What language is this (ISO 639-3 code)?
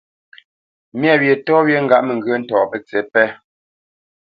bce